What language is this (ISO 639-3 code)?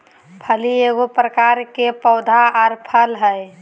mag